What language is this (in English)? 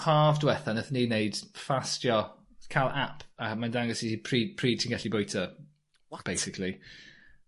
Welsh